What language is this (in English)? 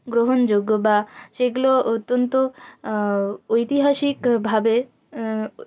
Bangla